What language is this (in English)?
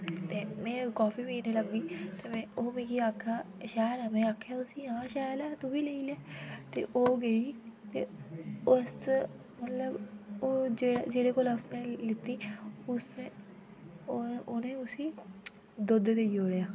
Dogri